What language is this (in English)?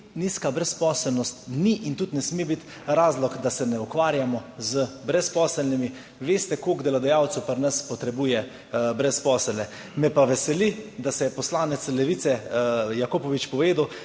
Slovenian